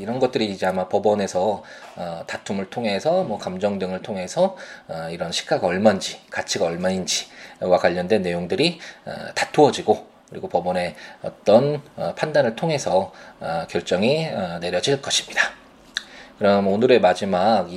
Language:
Korean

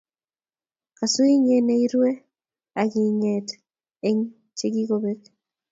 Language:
Kalenjin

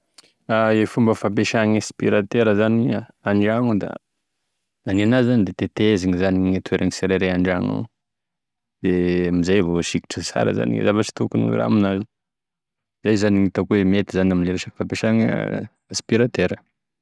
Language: Tesaka Malagasy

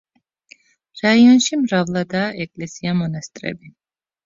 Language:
Georgian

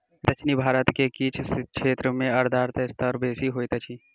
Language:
Maithili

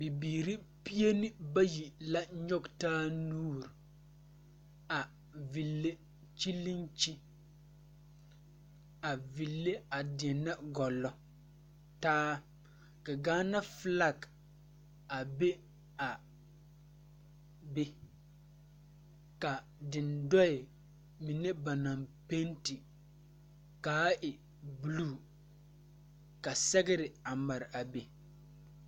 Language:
Southern Dagaare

